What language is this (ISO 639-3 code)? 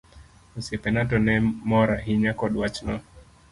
luo